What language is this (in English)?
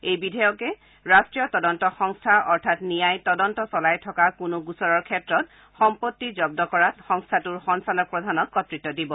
Assamese